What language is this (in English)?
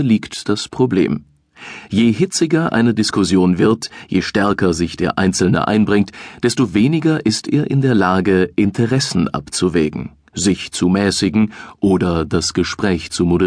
German